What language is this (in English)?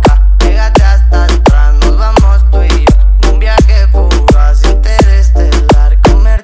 Romanian